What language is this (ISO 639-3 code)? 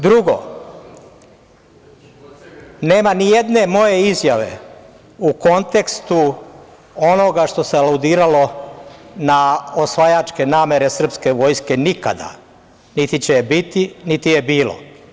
srp